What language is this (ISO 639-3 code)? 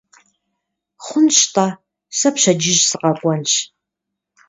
kbd